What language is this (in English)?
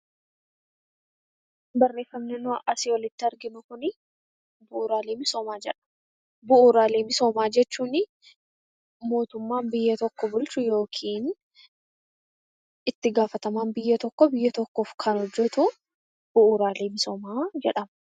Oromo